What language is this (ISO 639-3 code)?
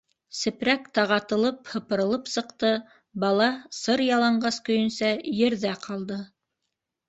bak